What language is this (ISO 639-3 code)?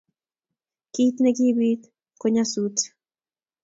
kln